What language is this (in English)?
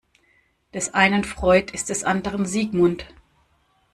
German